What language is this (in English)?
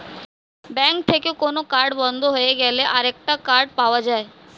Bangla